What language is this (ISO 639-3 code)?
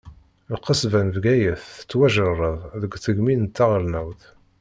kab